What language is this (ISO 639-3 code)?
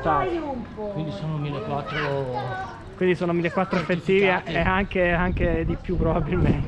ita